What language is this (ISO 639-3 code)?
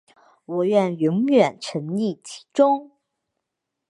zho